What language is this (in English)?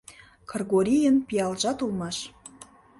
Mari